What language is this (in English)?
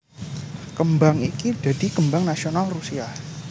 Javanese